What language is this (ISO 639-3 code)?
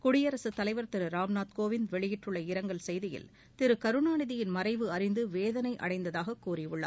tam